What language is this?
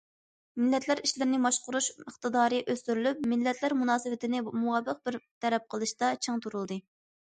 Uyghur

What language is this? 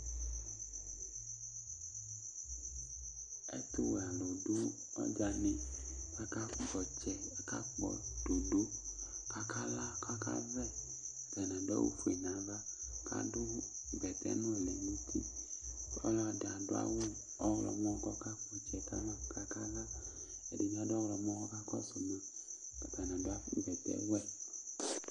Ikposo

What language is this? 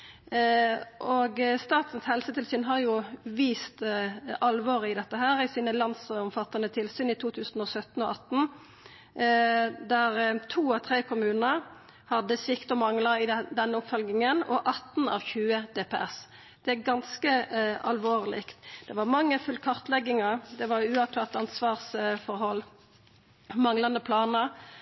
Norwegian Nynorsk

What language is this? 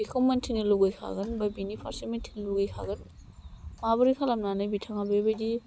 Bodo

